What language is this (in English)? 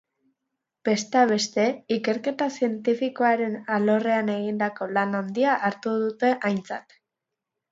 Basque